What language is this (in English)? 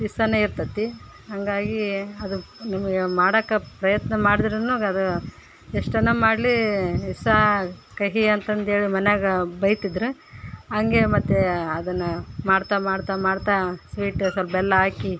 Kannada